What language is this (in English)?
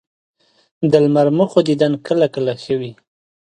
Pashto